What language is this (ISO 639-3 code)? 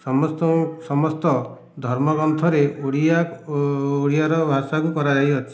ori